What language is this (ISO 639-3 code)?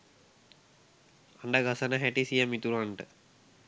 sin